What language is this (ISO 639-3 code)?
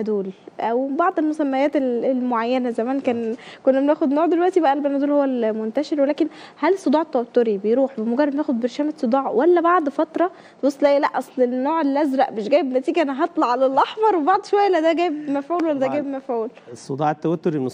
ara